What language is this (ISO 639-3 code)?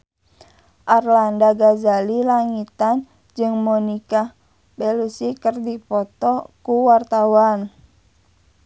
sun